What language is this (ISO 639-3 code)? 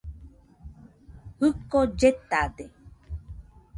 hux